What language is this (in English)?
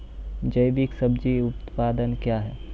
Maithili